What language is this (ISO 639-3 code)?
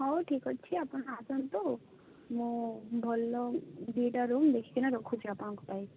ori